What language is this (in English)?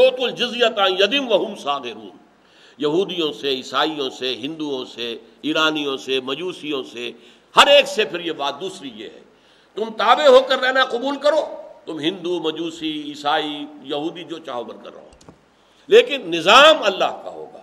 Urdu